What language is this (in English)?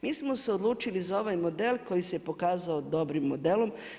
Croatian